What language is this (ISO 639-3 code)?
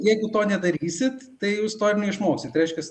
lit